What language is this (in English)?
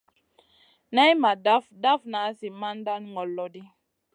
Masana